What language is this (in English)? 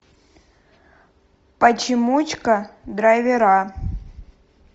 Russian